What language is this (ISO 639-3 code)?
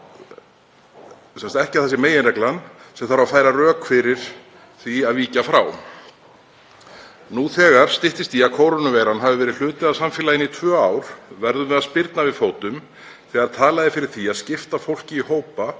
isl